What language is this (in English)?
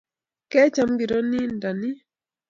Kalenjin